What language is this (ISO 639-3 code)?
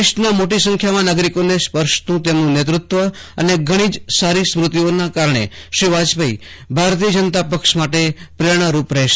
guj